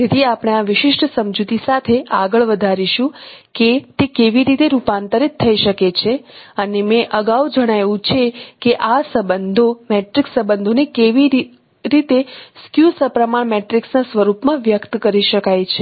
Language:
Gujarati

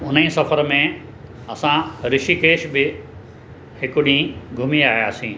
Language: Sindhi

